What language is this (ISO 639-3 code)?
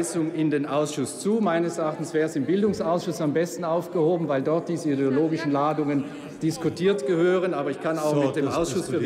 deu